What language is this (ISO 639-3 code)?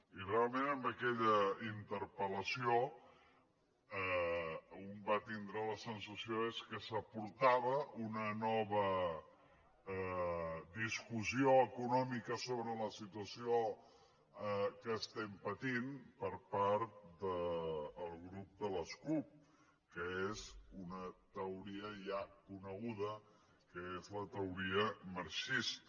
cat